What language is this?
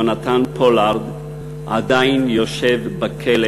Hebrew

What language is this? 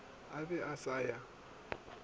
Northern Sotho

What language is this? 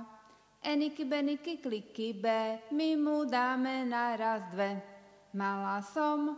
Slovak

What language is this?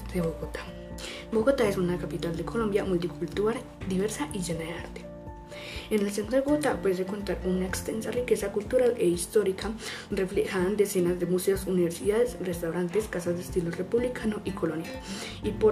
Spanish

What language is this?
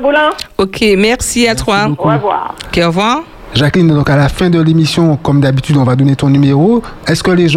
French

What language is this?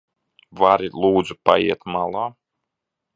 Latvian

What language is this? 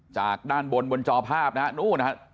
Thai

